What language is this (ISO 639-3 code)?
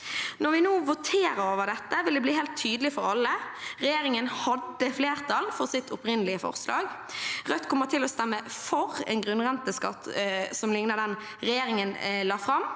nor